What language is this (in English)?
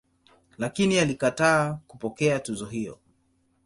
Swahili